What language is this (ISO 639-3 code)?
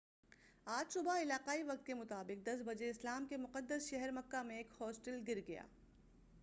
urd